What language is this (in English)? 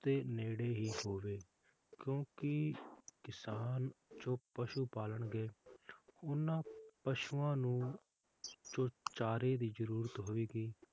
Punjabi